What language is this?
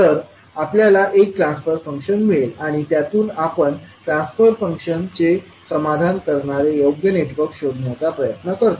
Marathi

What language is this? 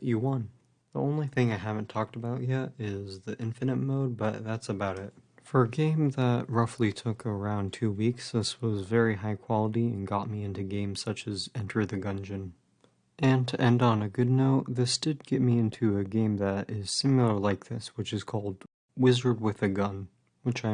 English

